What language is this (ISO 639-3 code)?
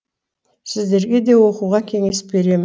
kaz